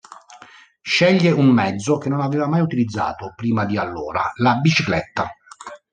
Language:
Italian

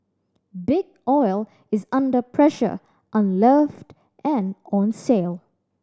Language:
English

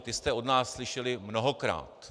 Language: Czech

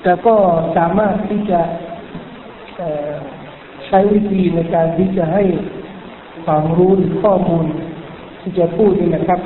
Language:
Thai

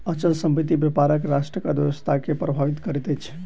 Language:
Maithili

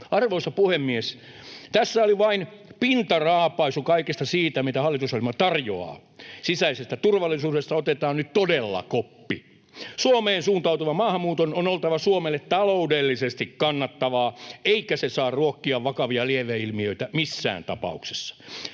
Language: Finnish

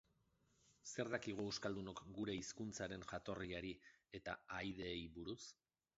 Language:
Basque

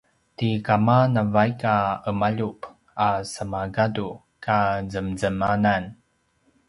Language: Paiwan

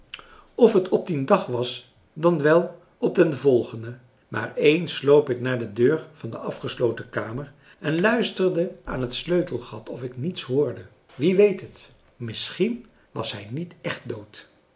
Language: Dutch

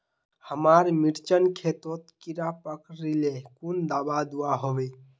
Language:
Magahi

